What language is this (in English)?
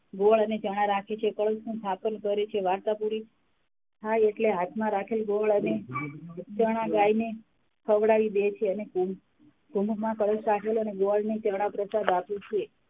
Gujarati